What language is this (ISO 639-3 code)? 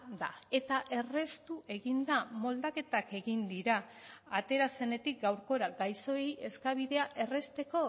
eus